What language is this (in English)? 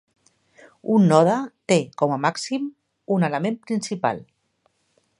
Catalan